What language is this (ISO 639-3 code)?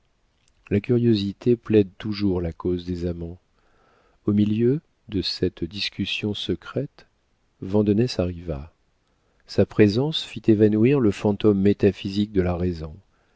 fra